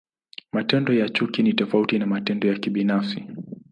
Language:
Swahili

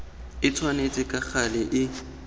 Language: Tswana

